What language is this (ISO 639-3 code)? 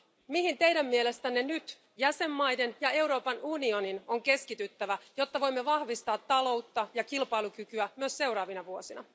fin